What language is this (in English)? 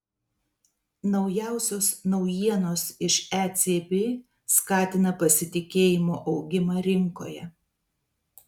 Lithuanian